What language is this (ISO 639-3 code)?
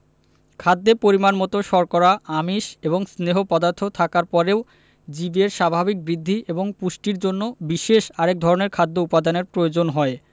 ben